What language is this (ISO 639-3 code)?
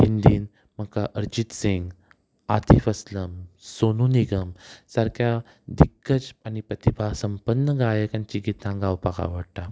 kok